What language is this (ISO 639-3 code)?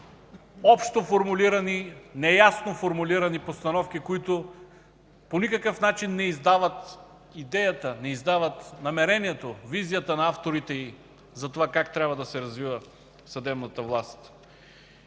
bul